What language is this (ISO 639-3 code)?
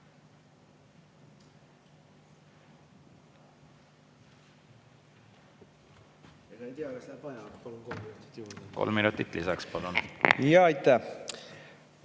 est